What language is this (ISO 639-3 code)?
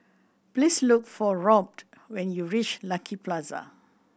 eng